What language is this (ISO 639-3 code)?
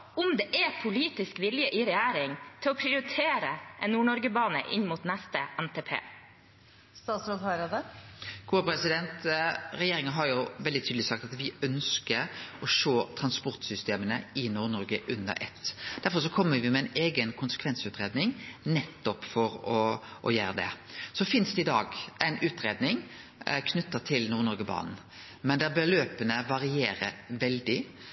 nor